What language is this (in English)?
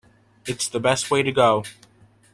English